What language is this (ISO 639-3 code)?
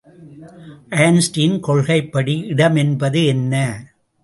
tam